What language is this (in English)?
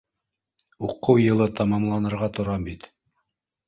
Bashkir